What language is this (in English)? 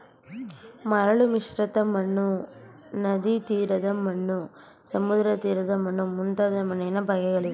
Kannada